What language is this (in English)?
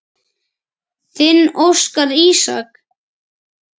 Icelandic